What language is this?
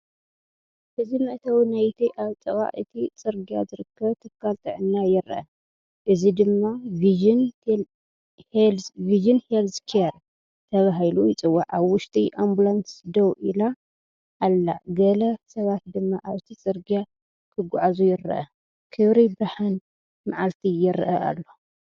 Tigrinya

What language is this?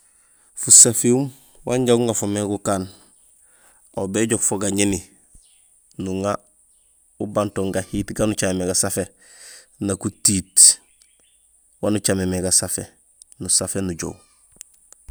Gusilay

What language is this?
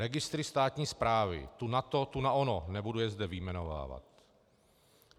Czech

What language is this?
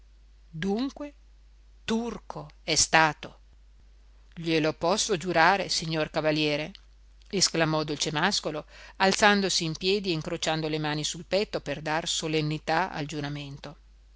Italian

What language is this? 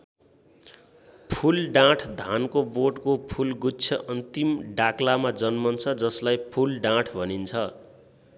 Nepali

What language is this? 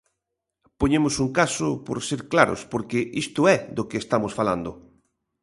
Galician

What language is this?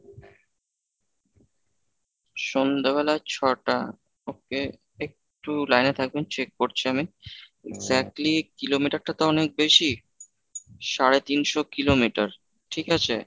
Bangla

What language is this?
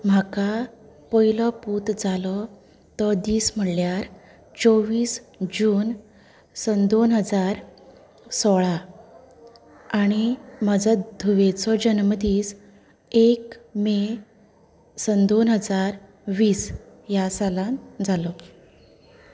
Konkani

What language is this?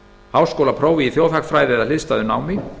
Icelandic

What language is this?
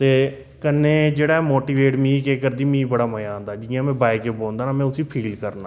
Dogri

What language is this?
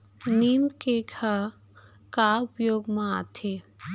Chhattisgarhi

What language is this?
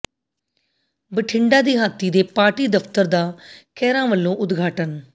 Punjabi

